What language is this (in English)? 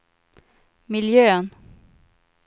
Swedish